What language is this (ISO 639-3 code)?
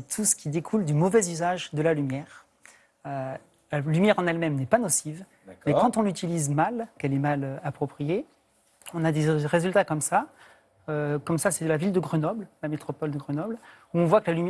fra